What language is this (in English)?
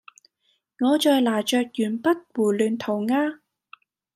Cantonese